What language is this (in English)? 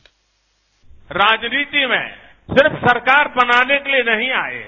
Hindi